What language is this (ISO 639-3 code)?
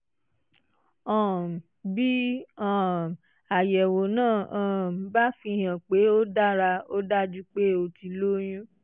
yor